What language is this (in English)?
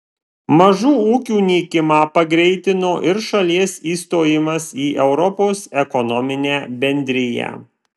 Lithuanian